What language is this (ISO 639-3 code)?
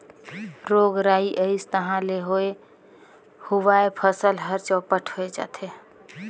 hne